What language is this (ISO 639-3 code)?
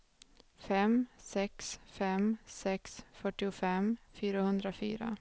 swe